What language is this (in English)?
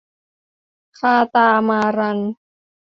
Thai